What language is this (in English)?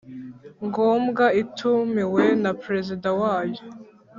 Kinyarwanda